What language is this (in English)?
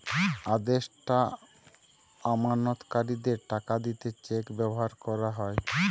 Bangla